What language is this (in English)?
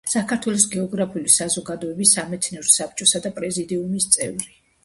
Georgian